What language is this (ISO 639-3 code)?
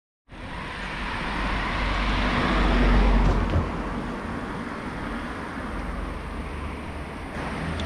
ron